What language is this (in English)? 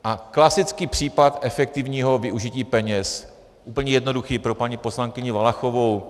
Czech